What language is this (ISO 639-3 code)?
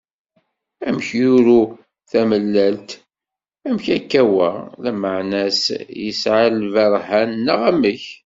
kab